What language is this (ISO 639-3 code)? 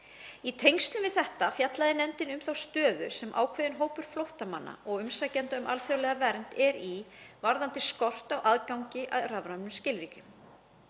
isl